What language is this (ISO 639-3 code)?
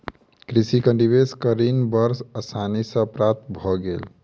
mai